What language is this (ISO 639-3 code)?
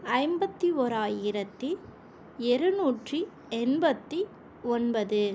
tam